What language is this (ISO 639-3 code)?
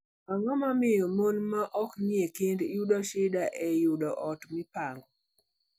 luo